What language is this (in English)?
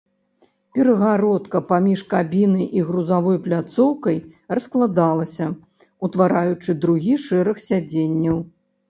Belarusian